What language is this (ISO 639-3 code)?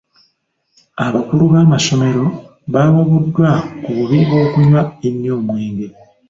lug